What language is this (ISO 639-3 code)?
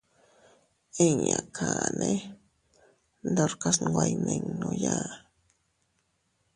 cut